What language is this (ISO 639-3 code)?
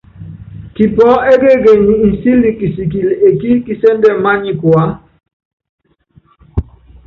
yav